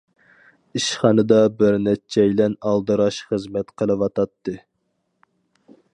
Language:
Uyghur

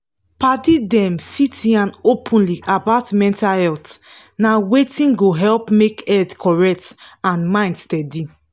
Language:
Nigerian Pidgin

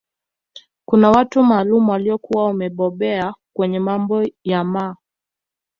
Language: Swahili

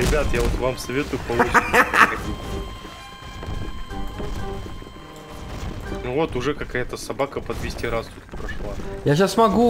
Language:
Russian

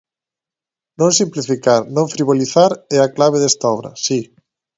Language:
Galician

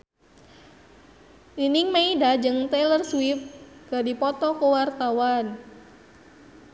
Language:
Sundanese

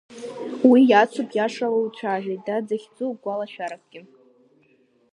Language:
Abkhazian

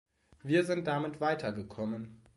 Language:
German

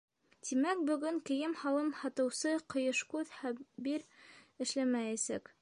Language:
Bashkir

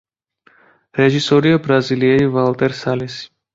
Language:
Georgian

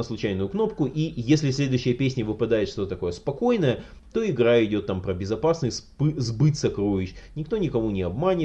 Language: Russian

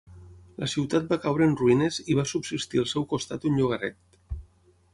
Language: Catalan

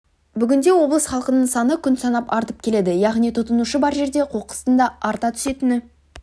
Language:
Kazakh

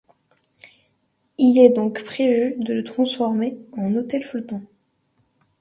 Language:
French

